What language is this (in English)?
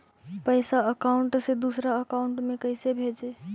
Magahi